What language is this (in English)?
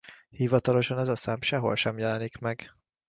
Hungarian